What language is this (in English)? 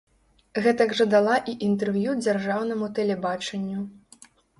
Belarusian